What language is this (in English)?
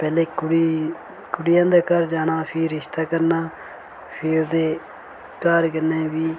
Dogri